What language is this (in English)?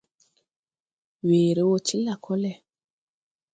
Tupuri